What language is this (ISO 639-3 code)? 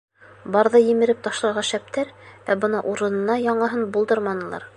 bak